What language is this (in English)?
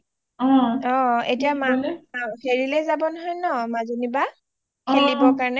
Assamese